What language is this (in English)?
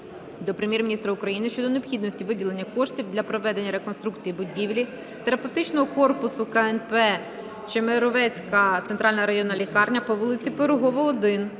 Ukrainian